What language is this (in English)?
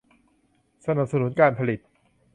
Thai